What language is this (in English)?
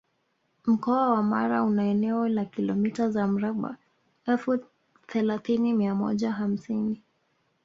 Swahili